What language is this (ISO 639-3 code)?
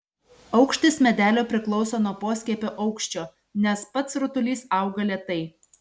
lit